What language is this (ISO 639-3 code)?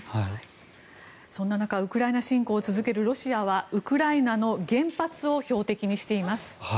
jpn